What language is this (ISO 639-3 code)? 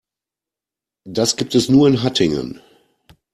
deu